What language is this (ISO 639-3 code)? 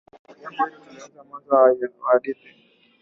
swa